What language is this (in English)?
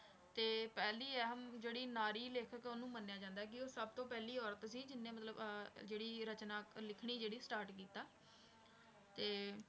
Punjabi